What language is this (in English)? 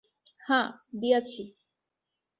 Bangla